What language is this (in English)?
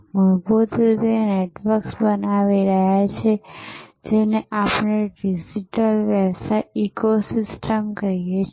Gujarati